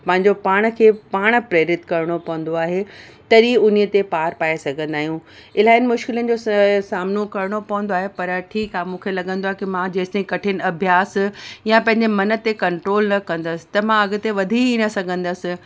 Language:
Sindhi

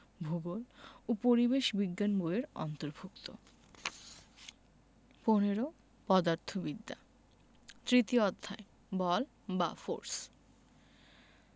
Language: Bangla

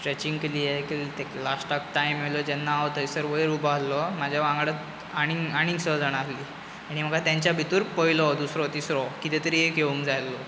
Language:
Konkani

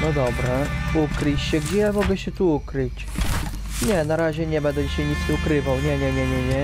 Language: Polish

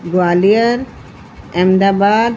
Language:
Sindhi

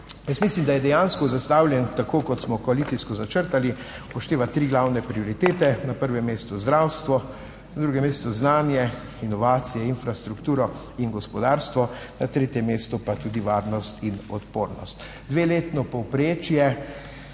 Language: Slovenian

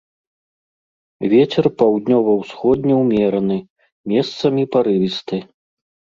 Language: Belarusian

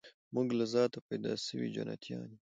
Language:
Pashto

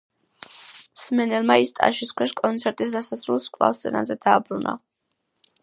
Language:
Georgian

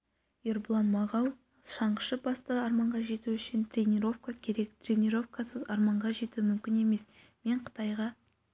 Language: Kazakh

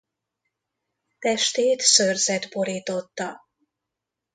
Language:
Hungarian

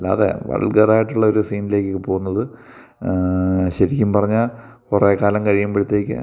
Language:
Malayalam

